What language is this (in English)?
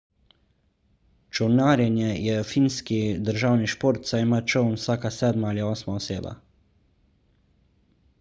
Slovenian